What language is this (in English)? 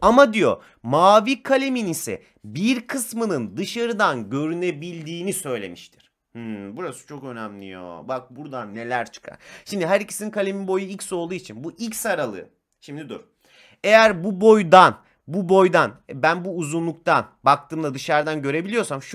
Turkish